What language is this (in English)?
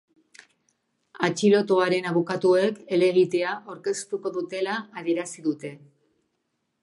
Basque